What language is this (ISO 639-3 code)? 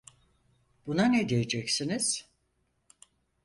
tur